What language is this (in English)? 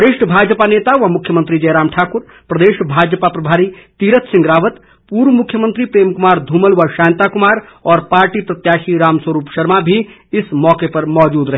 Hindi